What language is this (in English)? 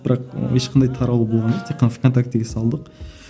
Kazakh